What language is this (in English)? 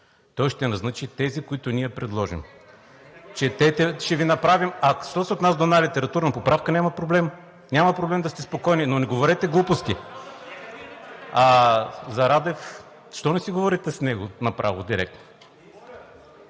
Bulgarian